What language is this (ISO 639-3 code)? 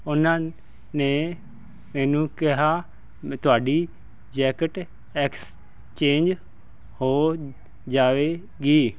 pan